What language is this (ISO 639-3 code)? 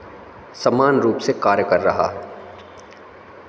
hin